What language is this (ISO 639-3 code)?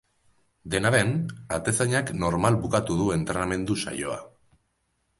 eus